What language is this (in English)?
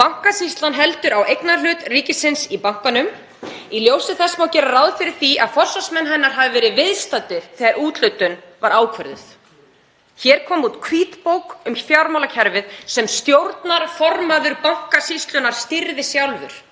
Icelandic